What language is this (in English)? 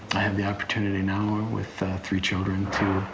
English